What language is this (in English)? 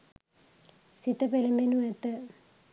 Sinhala